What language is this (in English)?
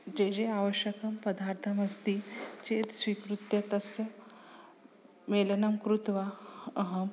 Sanskrit